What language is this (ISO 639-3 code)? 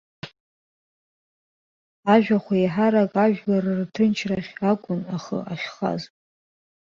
abk